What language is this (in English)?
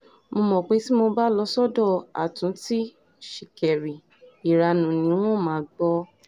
Yoruba